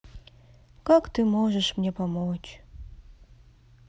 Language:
Russian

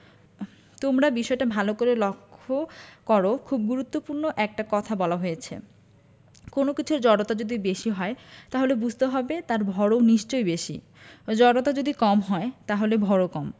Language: Bangla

